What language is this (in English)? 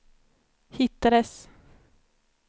Swedish